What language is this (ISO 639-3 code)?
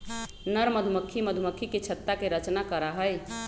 mag